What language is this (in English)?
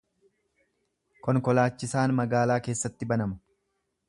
Oromo